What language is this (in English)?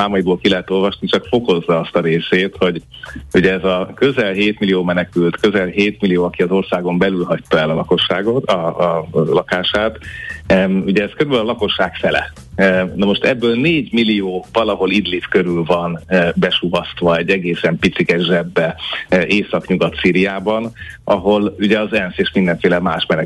Hungarian